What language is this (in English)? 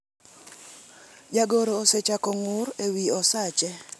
Luo (Kenya and Tanzania)